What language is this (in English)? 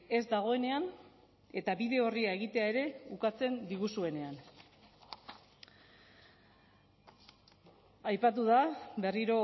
Basque